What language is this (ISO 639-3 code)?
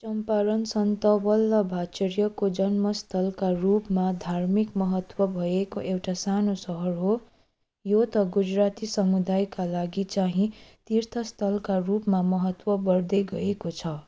nep